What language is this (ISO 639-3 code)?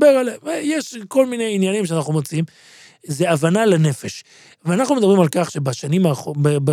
heb